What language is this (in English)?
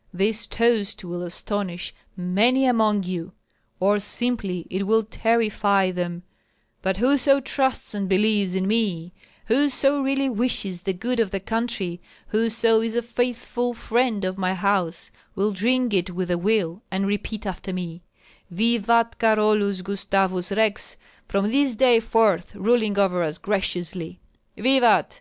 English